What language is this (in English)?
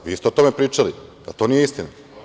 Serbian